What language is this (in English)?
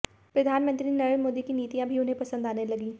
Hindi